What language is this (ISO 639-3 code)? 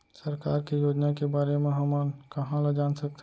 hne